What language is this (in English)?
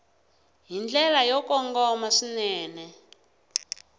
Tsonga